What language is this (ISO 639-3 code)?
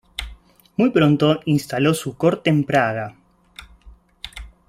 spa